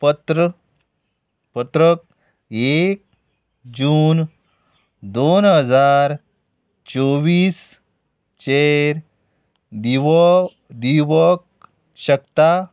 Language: Konkani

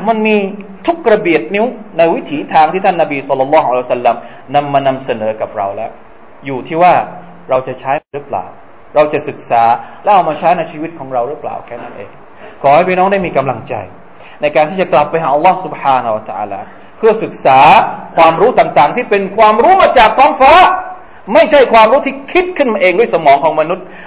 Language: Thai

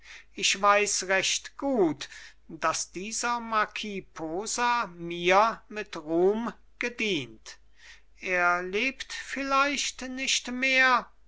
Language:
German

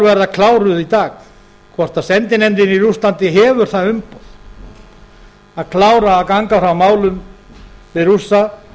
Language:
Icelandic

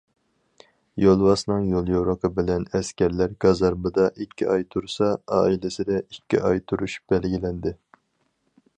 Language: Uyghur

